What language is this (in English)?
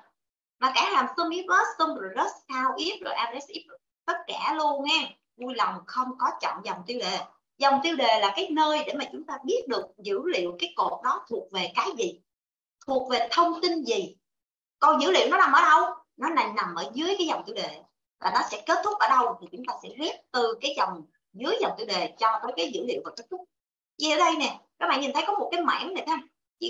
Vietnamese